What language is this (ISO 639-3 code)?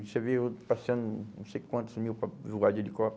por